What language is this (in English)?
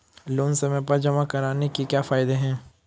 Hindi